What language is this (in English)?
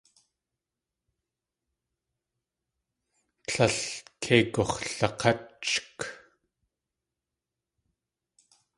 Tlingit